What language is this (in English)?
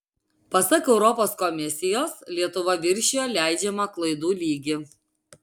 Lithuanian